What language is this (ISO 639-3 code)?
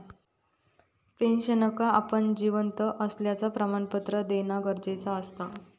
mar